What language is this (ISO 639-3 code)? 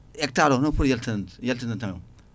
ful